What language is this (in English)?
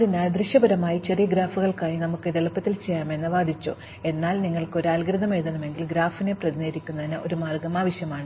Malayalam